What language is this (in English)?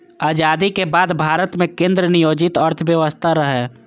Maithili